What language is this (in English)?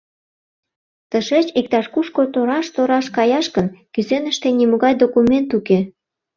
Mari